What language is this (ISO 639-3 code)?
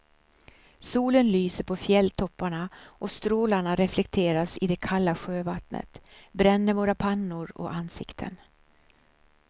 swe